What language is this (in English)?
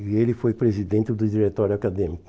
Portuguese